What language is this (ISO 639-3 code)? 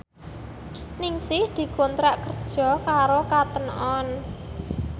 jav